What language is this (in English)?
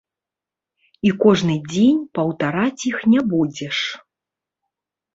Belarusian